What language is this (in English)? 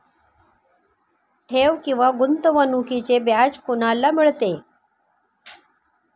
Marathi